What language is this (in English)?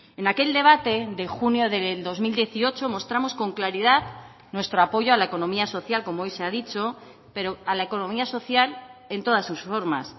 Spanish